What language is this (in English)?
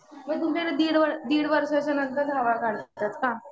Marathi